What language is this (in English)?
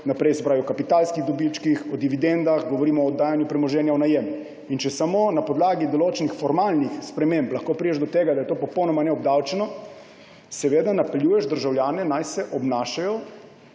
Slovenian